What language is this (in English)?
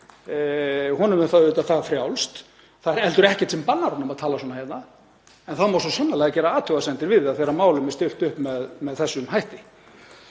Icelandic